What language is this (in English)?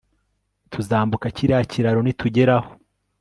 Kinyarwanda